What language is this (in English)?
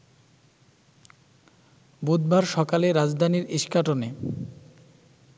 Bangla